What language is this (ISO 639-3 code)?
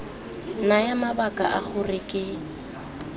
tsn